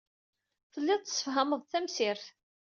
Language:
Kabyle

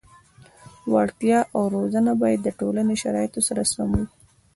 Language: Pashto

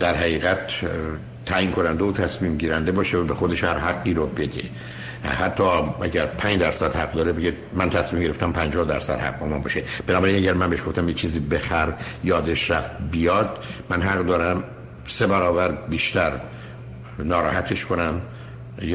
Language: Persian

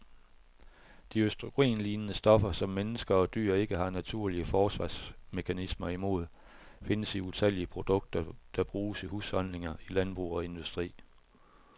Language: Danish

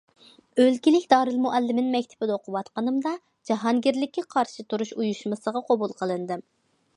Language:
Uyghur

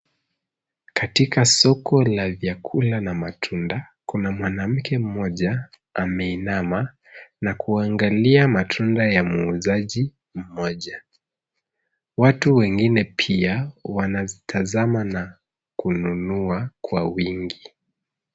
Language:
Swahili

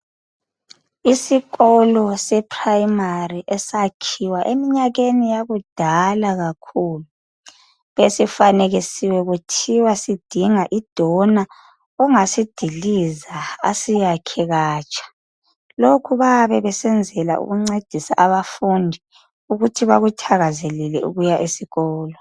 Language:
North Ndebele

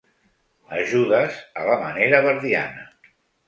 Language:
Catalan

